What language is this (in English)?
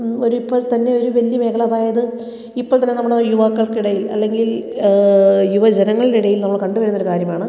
Malayalam